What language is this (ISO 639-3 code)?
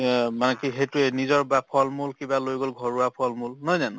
asm